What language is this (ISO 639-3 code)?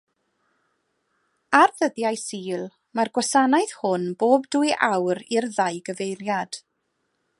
cym